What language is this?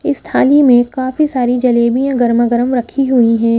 Hindi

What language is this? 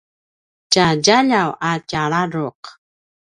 Paiwan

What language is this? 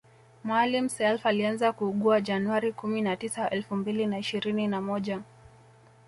Swahili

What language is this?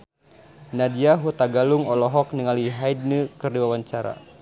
Sundanese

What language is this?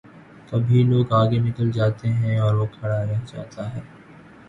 Urdu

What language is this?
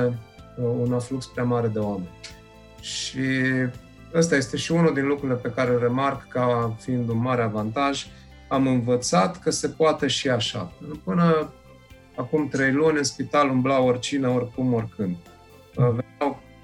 Romanian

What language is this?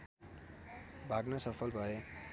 Nepali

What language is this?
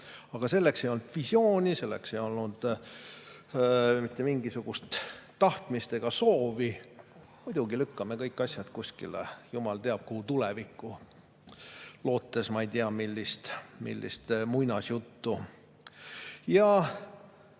Estonian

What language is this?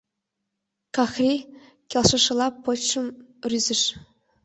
Mari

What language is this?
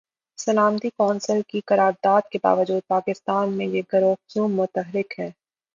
Urdu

